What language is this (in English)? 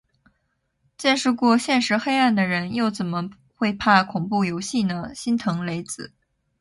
Chinese